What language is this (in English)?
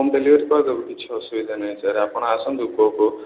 Odia